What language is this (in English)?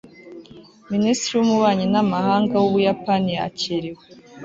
Kinyarwanda